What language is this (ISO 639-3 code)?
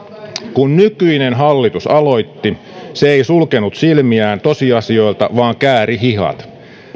fin